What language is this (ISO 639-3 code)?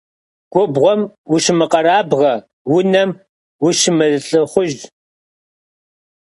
kbd